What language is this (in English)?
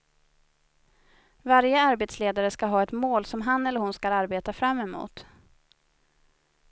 Swedish